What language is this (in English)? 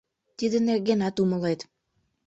Mari